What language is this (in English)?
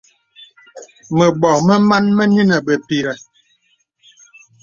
Bebele